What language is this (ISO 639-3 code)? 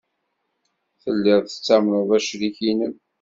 kab